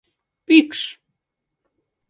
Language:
Mari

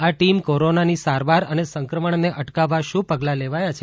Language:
Gujarati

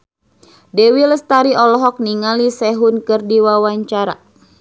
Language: Sundanese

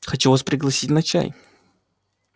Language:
Russian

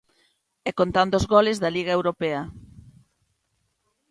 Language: Galician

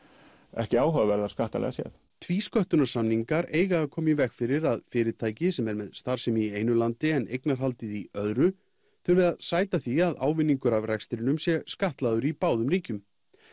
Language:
Icelandic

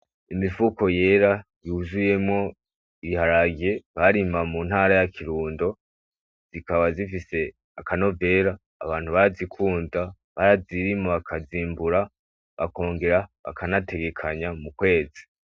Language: Rundi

